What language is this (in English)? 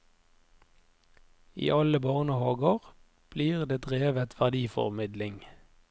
Norwegian